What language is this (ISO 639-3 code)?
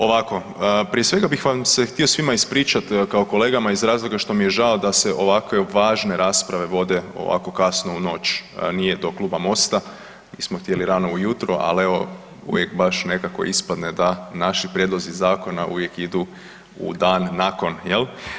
hrv